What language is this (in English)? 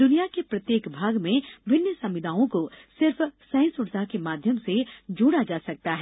Hindi